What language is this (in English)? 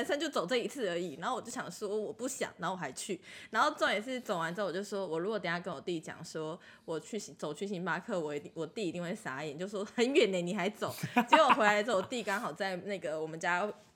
Chinese